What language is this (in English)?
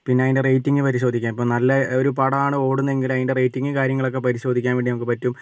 Malayalam